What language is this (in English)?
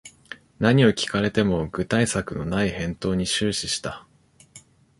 Japanese